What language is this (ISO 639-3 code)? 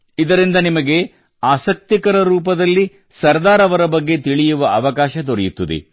kan